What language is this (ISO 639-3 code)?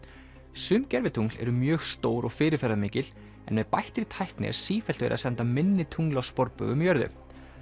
isl